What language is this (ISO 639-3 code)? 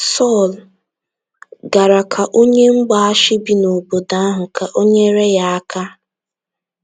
ibo